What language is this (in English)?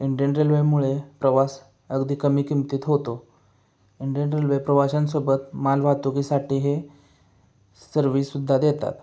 Marathi